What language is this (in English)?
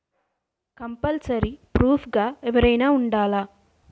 Telugu